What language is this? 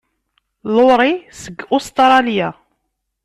Kabyle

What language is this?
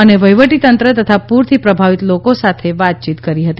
Gujarati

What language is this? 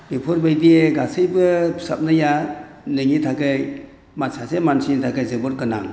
Bodo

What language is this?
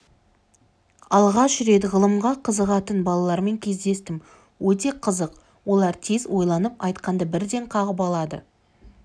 Kazakh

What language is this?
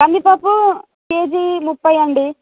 Telugu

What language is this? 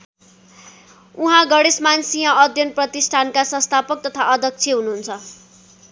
Nepali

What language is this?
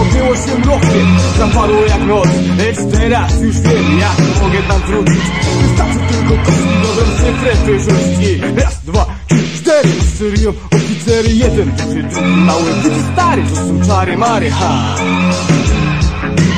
Polish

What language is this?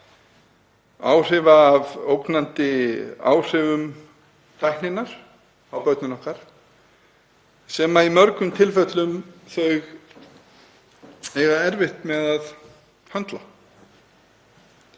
Icelandic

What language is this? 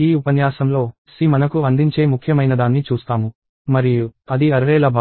Telugu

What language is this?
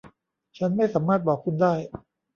Thai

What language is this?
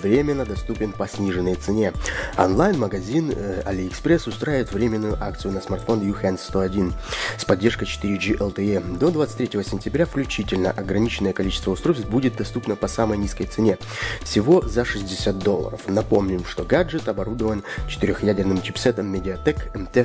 Russian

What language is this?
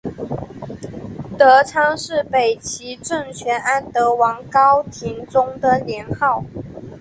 Chinese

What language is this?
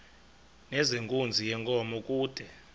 Xhosa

